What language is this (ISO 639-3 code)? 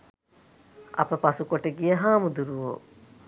sin